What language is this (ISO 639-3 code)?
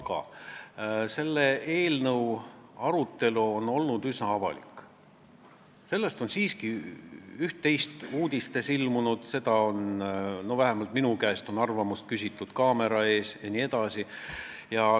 est